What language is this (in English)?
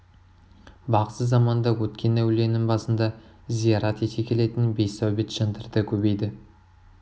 Kazakh